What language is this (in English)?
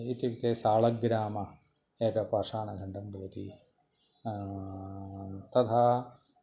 Sanskrit